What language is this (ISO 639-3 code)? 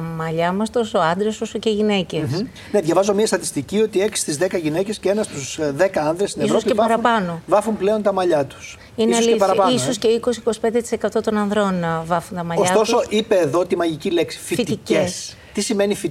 ell